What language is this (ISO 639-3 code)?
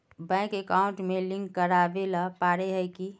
mag